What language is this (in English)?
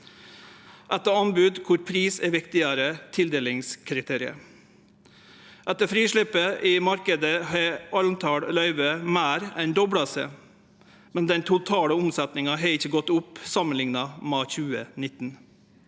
Norwegian